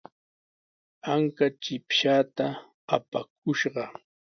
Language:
Sihuas Ancash Quechua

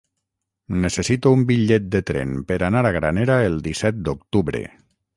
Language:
Catalan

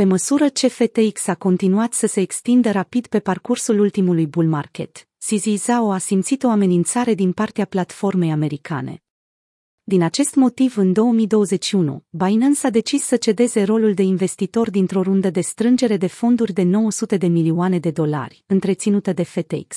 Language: Romanian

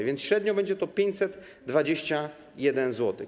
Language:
Polish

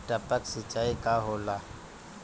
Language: Bhojpuri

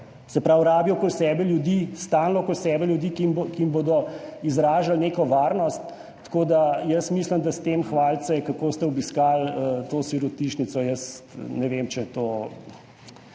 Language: Slovenian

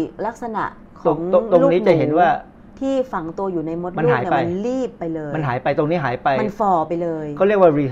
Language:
Thai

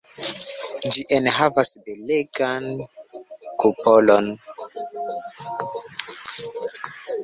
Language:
Esperanto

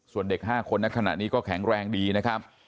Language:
Thai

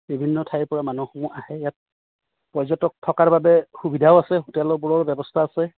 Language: Assamese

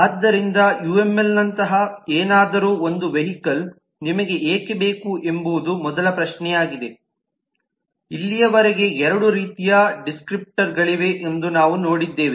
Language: Kannada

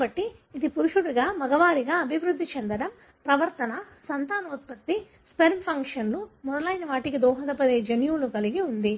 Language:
Telugu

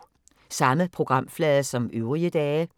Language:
Danish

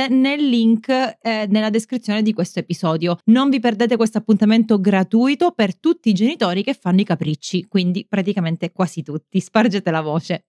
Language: Italian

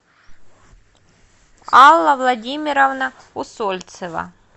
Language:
Russian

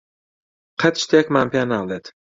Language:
Central Kurdish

